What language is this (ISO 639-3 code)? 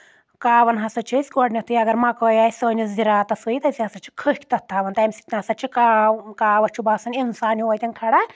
kas